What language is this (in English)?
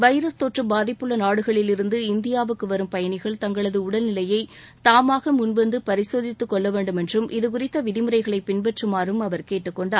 Tamil